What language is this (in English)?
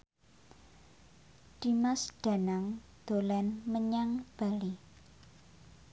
Javanese